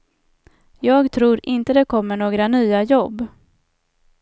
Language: Swedish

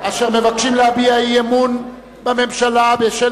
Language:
Hebrew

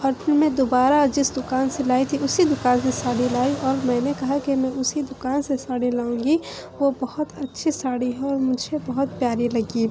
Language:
Urdu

